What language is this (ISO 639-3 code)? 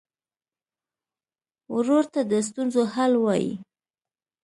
pus